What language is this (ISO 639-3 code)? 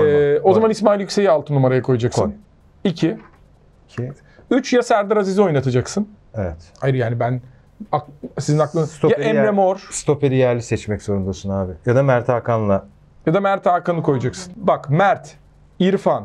tur